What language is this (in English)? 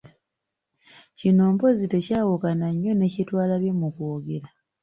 Ganda